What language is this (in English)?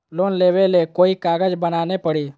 Magahi